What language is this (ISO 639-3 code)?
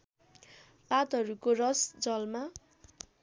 nep